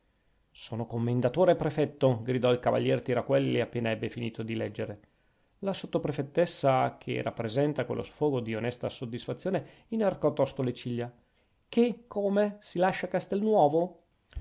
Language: Italian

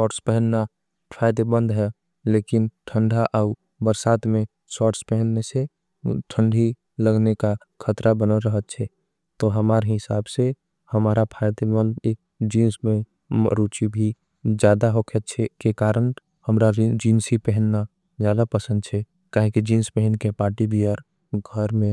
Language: Angika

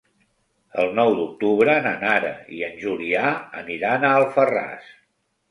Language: Catalan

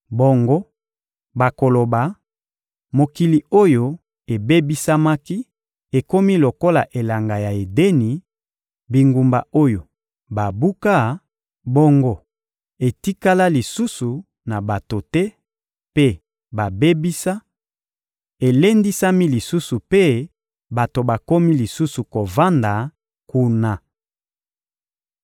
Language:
Lingala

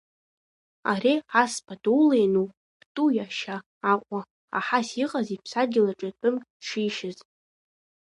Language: Abkhazian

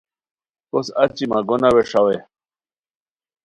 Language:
Khowar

